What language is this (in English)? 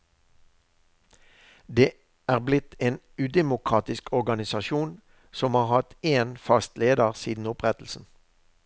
Norwegian